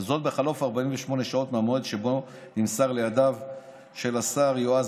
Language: Hebrew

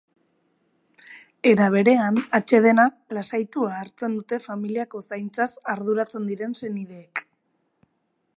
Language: Basque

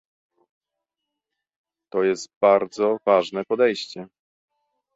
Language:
Polish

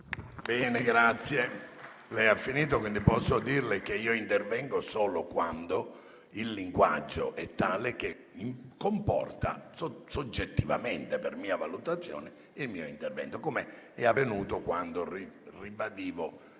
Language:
Italian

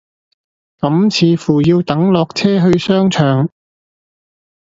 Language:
Cantonese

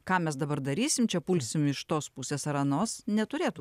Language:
Lithuanian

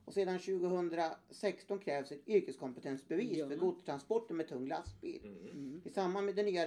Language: Swedish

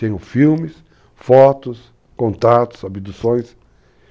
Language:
Portuguese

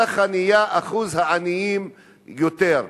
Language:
Hebrew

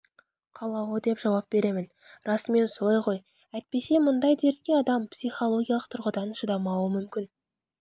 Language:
Kazakh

